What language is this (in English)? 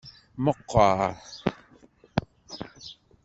Kabyle